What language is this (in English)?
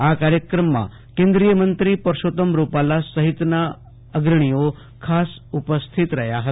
Gujarati